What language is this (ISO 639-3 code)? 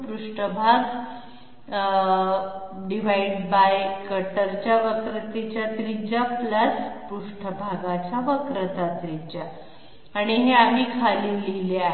mar